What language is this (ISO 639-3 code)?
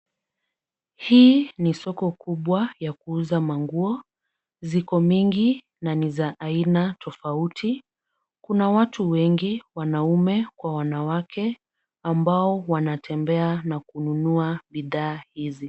swa